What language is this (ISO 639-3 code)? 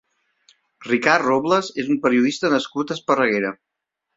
cat